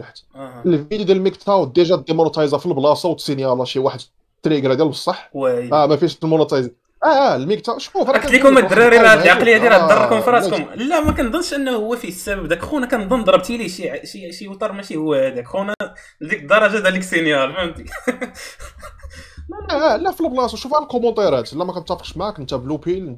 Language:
Arabic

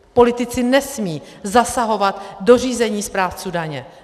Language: Czech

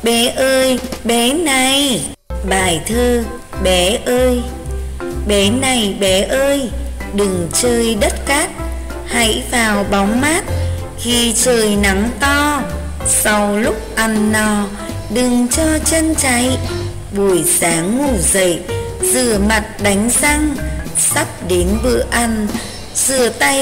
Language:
Vietnamese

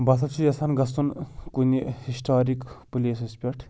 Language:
Kashmiri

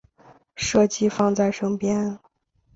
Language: Chinese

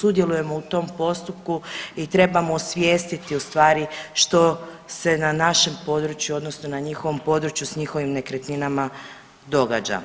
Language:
Croatian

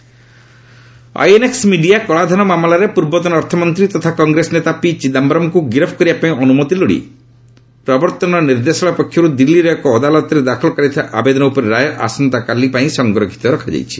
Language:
Odia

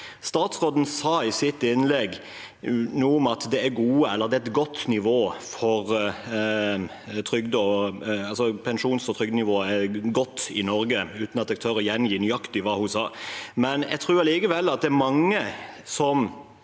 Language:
Norwegian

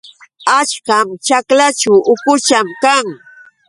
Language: Yauyos Quechua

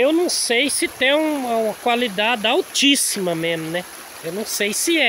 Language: Portuguese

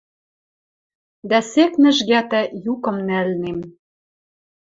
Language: Western Mari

